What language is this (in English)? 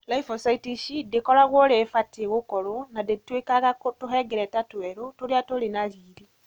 Kikuyu